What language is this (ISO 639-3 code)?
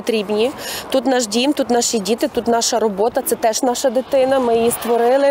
ukr